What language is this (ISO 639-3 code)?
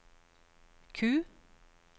nor